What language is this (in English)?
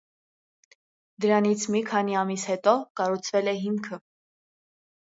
Armenian